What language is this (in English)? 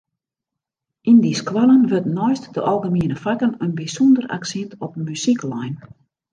Western Frisian